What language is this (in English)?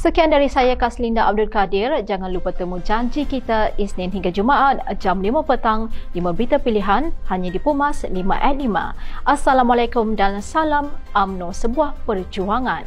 Malay